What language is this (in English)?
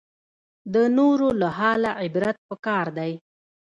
Pashto